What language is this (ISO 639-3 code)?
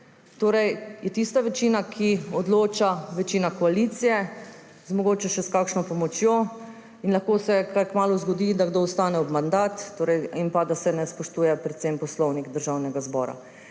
slv